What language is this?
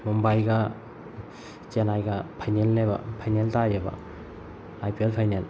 Manipuri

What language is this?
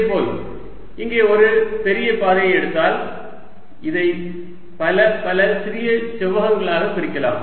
Tamil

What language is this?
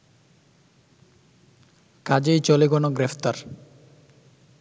Bangla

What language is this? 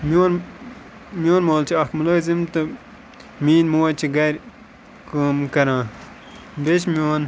Kashmiri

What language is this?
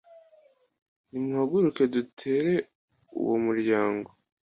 Kinyarwanda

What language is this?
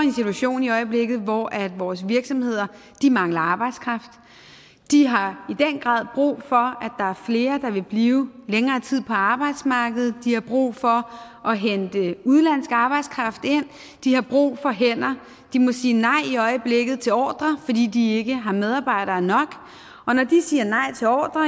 Danish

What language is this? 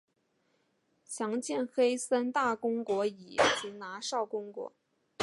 Chinese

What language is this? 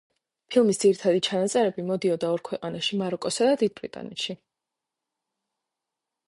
Georgian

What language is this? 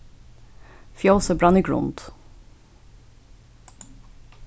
Faroese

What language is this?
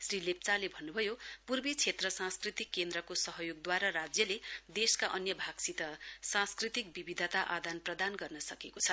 Nepali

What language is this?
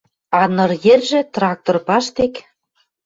Western Mari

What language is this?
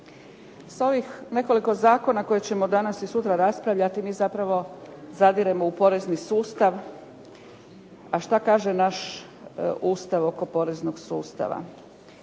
Croatian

